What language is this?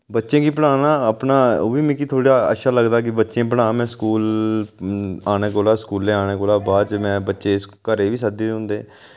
Dogri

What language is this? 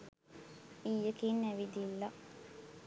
Sinhala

